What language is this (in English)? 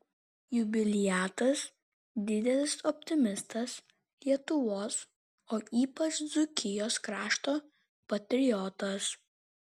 Lithuanian